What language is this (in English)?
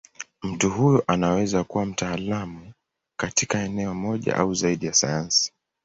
Swahili